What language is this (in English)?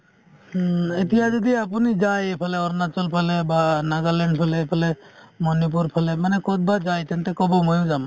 Assamese